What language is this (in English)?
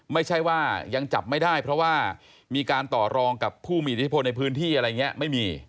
Thai